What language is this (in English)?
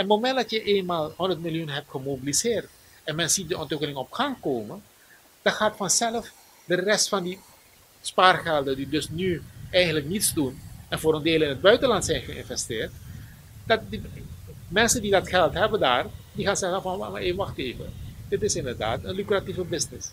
Dutch